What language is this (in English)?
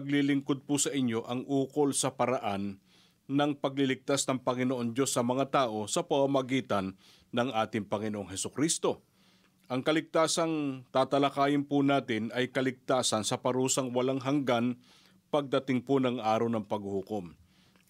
Filipino